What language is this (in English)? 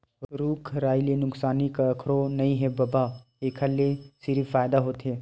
Chhattisgarhi